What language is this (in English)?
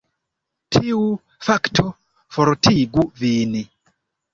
Esperanto